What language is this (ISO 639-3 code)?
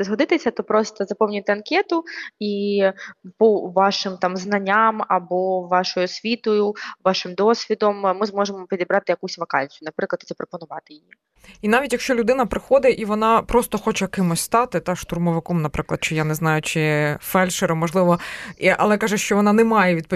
ukr